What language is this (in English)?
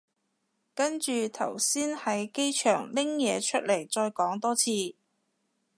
Cantonese